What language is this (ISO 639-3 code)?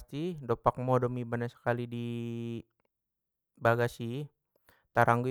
btm